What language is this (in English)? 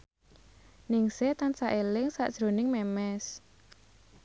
Javanese